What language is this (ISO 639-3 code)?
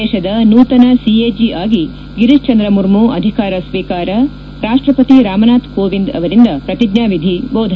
kan